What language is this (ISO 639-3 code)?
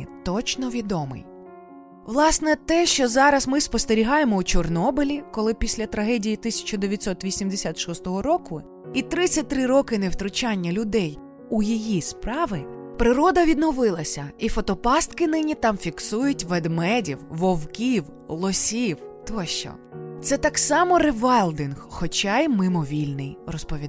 ukr